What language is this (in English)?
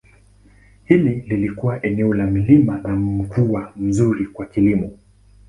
Swahili